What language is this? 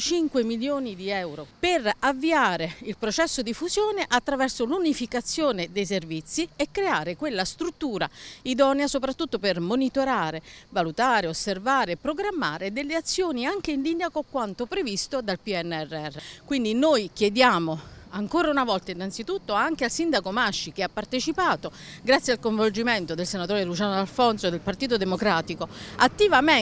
Italian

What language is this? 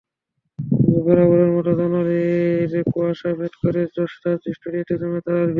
Bangla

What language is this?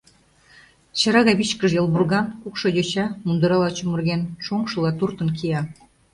Mari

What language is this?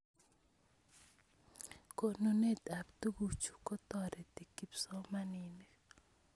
Kalenjin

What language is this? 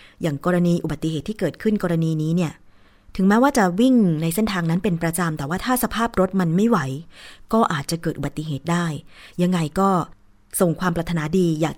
Thai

